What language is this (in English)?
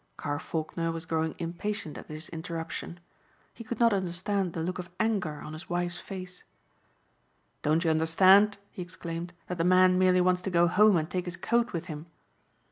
English